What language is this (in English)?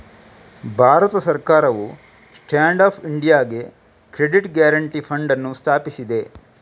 Kannada